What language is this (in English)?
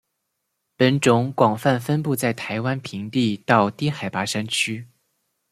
Chinese